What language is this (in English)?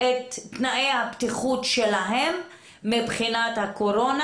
Hebrew